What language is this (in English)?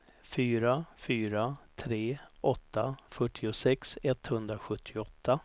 Swedish